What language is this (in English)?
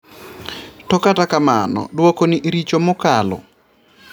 Luo (Kenya and Tanzania)